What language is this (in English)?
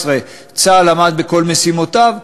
Hebrew